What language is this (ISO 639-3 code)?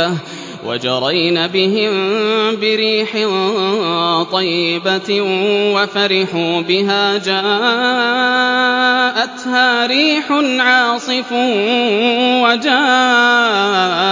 ara